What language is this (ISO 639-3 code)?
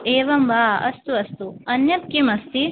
san